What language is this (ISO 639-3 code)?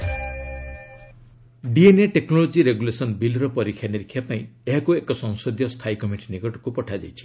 ori